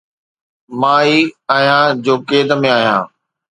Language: Sindhi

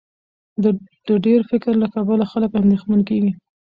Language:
Pashto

